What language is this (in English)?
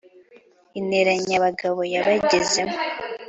Kinyarwanda